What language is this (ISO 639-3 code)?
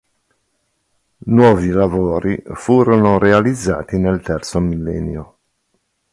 ita